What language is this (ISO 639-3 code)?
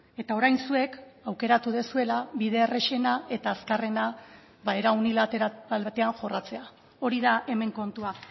eus